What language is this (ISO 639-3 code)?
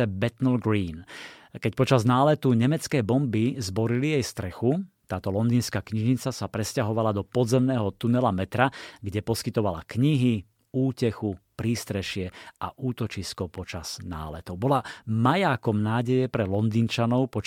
slk